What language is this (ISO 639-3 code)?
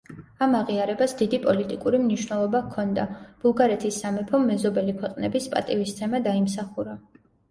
kat